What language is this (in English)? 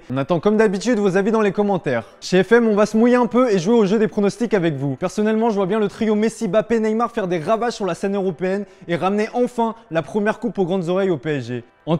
French